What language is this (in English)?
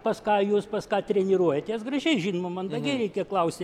Lithuanian